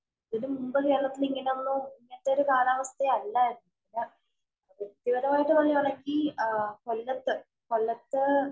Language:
Malayalam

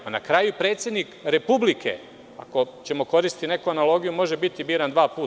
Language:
Serbian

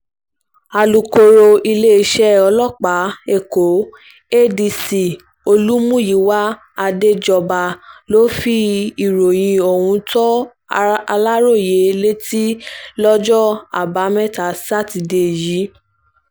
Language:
Yoruba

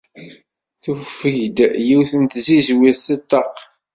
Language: Kabyle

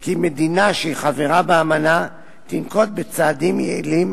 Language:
Hebrew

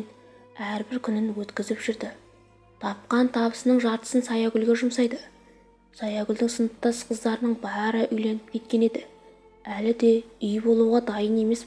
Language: Turkish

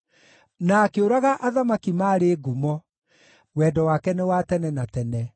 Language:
Kikuyu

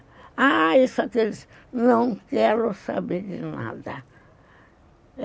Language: Portuguese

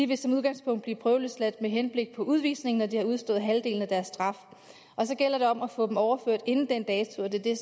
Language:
Danish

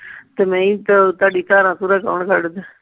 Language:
Punjabi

